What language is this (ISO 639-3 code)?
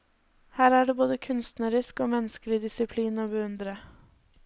nor